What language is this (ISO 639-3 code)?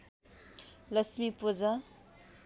nep